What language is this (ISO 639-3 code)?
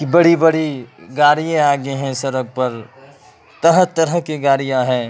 urd